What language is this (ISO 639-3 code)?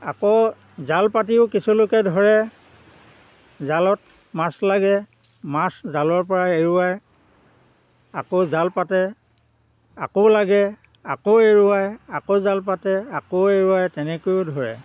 asm